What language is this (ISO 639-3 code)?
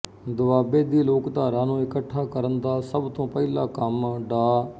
pan